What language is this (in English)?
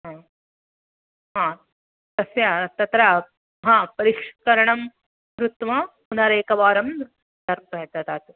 Sanskrit